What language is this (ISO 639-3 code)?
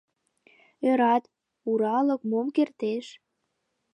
chm